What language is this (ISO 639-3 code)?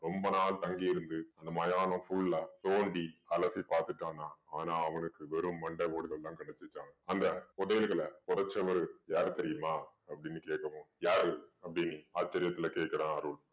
tam